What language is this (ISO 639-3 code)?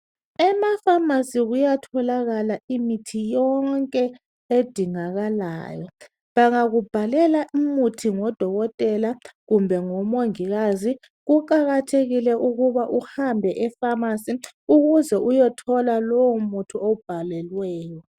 nde